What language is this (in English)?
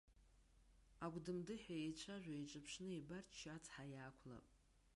Abkhazian